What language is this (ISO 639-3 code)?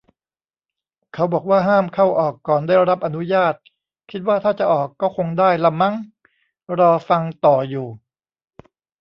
tha